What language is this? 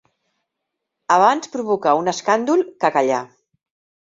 Catalan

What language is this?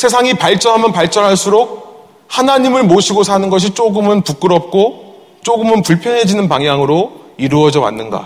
Korean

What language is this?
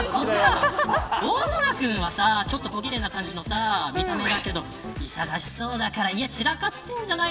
Japanese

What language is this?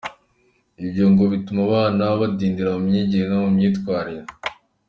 Kinyarwanda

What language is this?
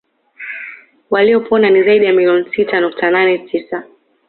Swahili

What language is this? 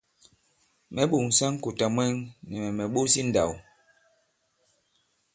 Bankon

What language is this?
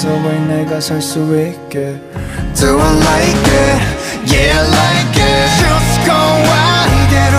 Korean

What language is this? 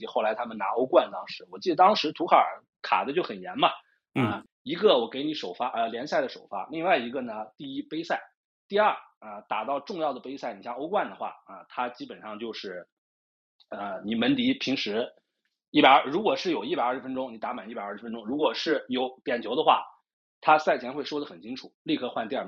Chinese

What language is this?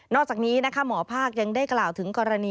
Thai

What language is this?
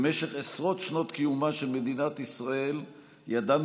Hebrew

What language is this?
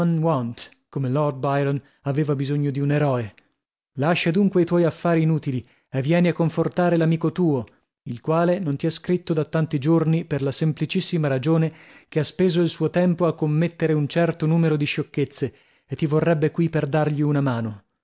Italian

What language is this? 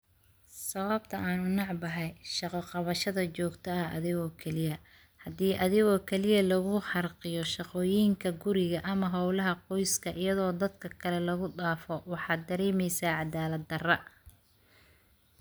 Somali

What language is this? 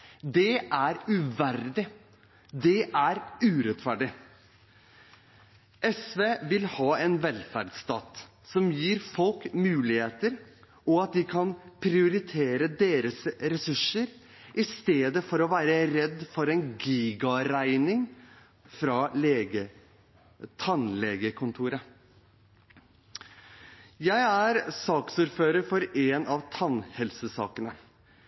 Norwegian Bokmål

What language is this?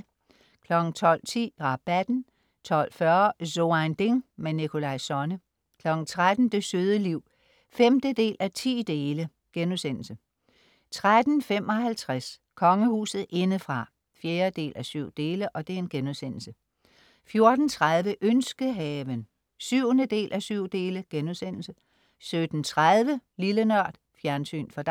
Danish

